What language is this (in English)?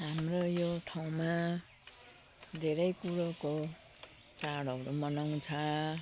Nepali